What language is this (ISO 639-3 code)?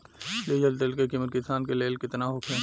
bho